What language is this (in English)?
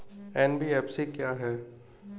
Hindi